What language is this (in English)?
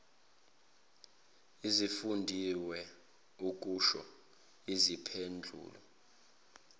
Zulu